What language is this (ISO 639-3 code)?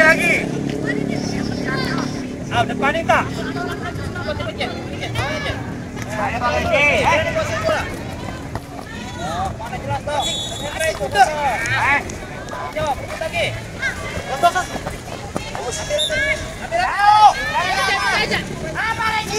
ind